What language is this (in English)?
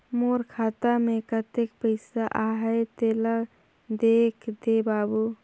Chhattisgarhi